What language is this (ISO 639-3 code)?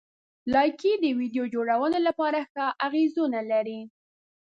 pus